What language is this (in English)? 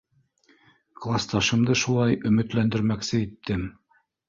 Bashkir